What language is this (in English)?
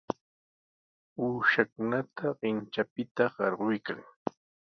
Sihuas Ancash Quechua